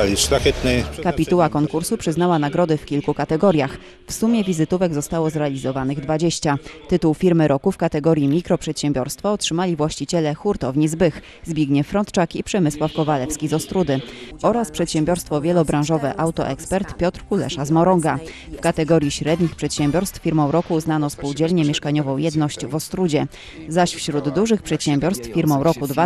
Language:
Polish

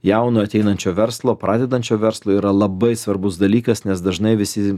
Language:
Lithuanian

